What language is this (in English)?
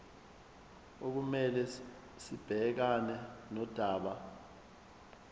Zulu